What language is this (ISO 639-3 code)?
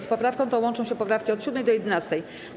pol